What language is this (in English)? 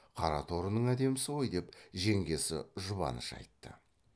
Kazakh